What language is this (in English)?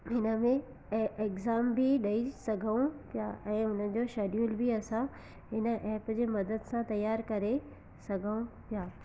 Sindhi